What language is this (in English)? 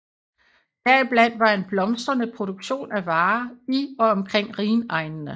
Danish